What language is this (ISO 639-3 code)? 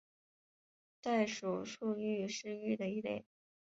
zho